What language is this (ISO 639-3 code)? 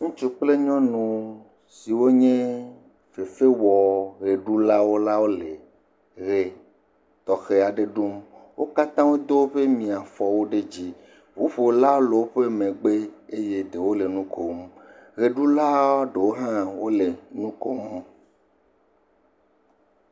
ewe